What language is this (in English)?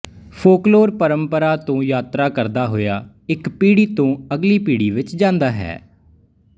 Punjabi